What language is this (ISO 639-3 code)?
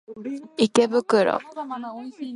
jpn